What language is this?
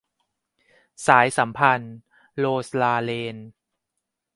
Thai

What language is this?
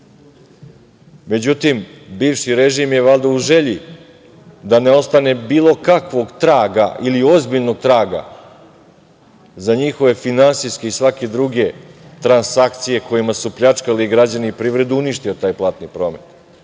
Serbian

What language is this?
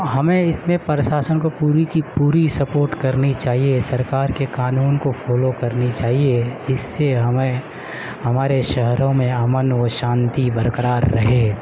Urdu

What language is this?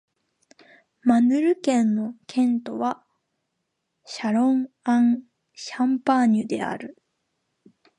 Japanese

